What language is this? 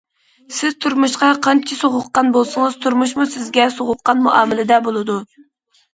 Uyghur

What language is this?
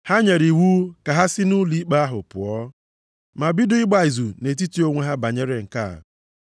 Igbo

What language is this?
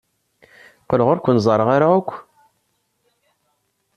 Kabyle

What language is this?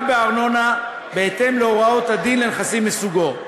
Hebrew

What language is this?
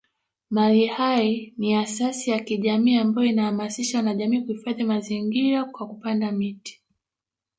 Swahili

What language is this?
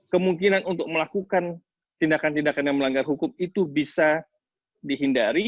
Indonesian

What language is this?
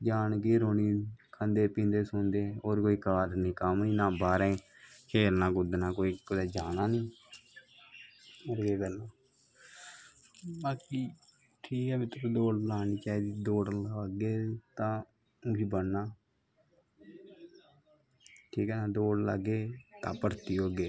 Dogri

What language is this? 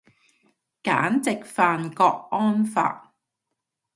Cantonese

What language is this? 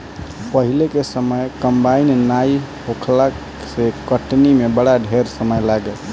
Bhojpuri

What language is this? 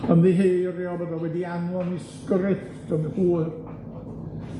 Welsh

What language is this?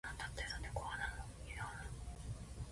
Japanese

